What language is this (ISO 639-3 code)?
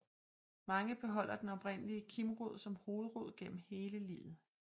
dan